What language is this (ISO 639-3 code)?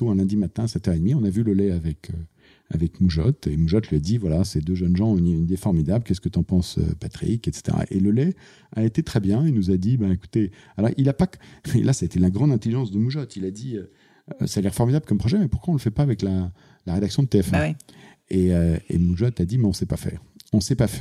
fra